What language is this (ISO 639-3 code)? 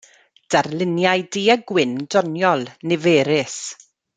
cym